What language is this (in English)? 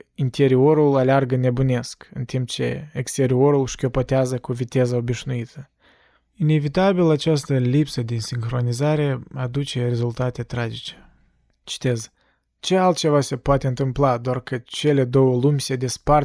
Romanian